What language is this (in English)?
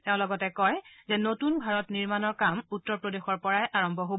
Assamese